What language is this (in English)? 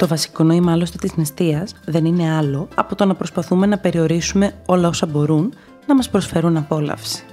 Greek